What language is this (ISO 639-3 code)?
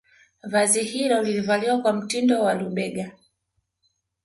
swa